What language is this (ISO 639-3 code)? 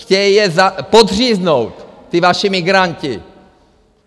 ces